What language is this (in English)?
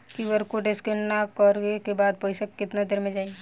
Bhojpuri